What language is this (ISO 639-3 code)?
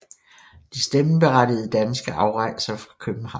dan